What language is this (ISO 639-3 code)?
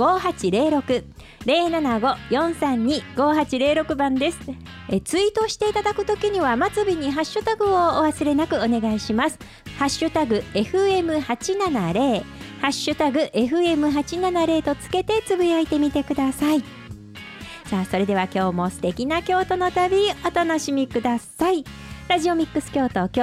jpn